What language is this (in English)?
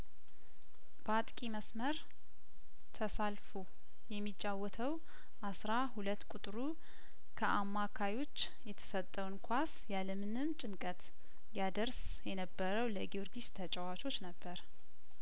Amharic